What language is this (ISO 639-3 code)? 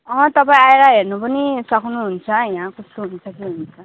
nep